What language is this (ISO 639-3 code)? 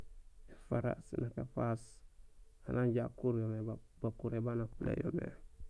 gsl